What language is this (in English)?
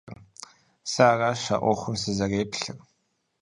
Kabardian